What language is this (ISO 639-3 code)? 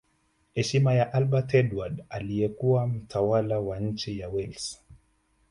swa